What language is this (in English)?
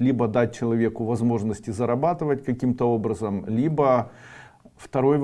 Russian